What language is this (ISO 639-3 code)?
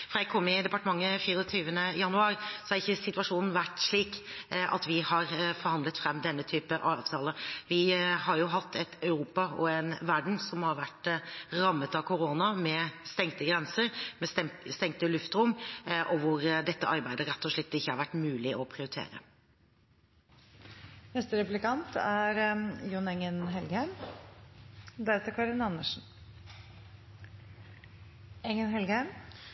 nob